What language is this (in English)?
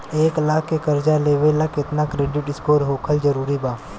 Bhojpuri